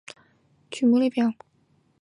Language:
Chinese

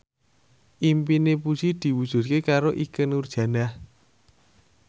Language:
Javanese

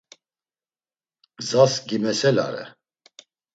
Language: Laz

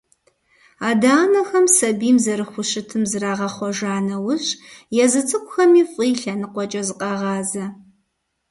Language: Kabardian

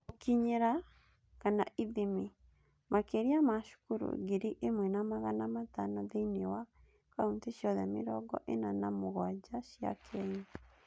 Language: Kikuyu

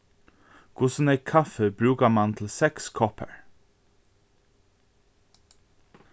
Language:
Faroese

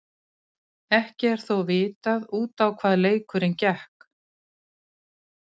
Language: Icelandic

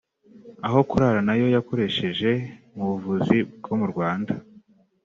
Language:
Kinyarwanda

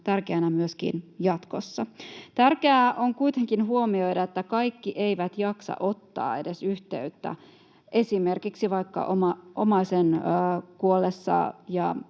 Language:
Finnish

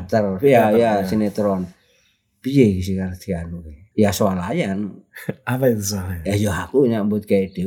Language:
Indonesian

